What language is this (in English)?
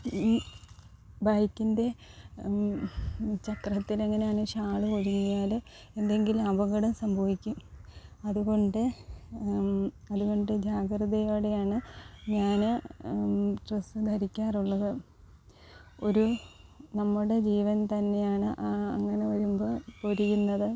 Malayalam